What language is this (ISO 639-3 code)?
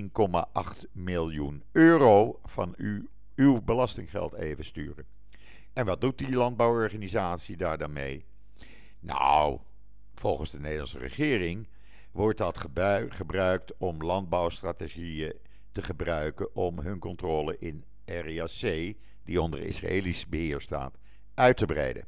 nld